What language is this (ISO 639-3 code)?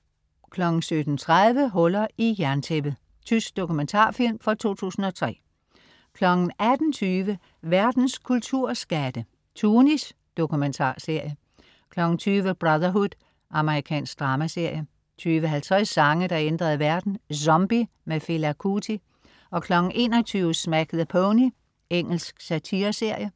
dan